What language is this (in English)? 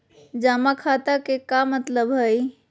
Magahi